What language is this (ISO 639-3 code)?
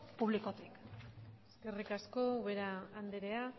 eus